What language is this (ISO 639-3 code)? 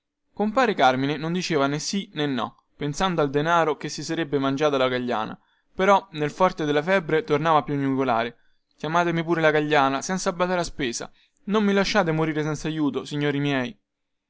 ita